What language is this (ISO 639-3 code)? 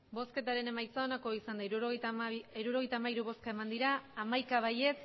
eus